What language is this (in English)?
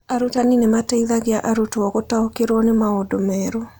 Kikuyu